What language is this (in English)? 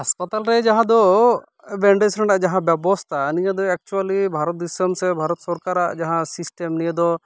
Santali